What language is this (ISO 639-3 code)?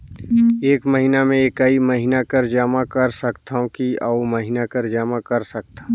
hne